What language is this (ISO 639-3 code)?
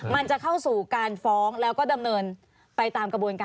tha